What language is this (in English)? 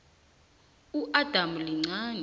South Ndebele